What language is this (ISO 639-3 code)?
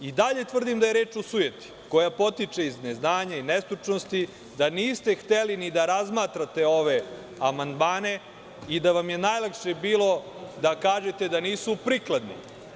srp